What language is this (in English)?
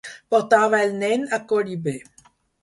Catalan